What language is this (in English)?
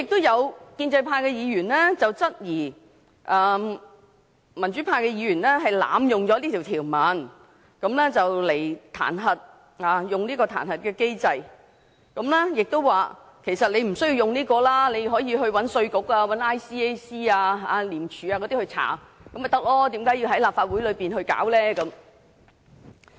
Cantonese